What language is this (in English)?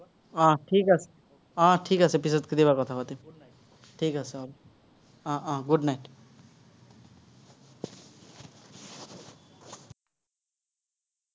Assamese